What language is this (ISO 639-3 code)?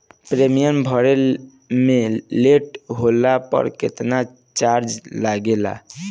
bho